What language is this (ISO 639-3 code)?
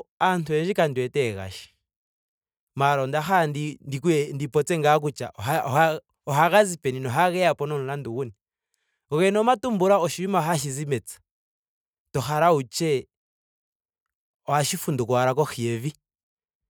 ndo